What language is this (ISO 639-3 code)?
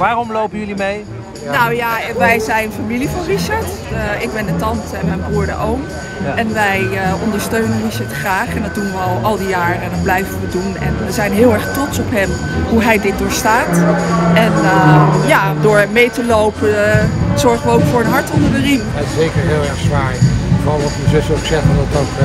nld